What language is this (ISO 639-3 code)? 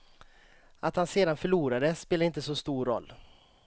swe